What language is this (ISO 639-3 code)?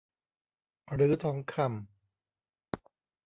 tha